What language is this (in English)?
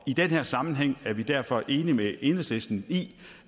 Danish